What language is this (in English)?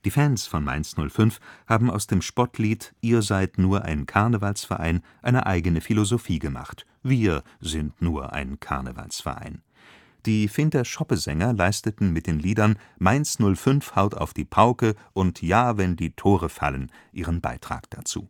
German